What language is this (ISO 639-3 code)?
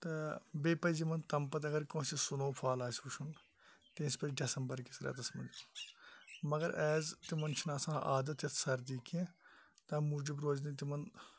kas